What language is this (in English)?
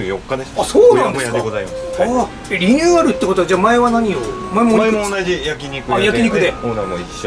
Japanese